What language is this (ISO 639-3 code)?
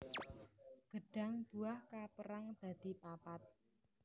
jav